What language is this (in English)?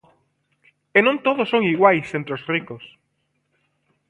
Galician